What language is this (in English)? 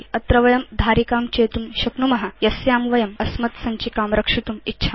Sanskrit